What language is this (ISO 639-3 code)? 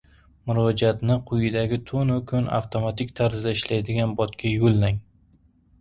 uzb